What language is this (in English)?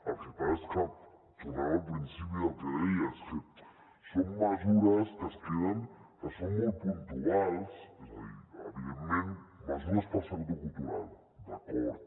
Catalan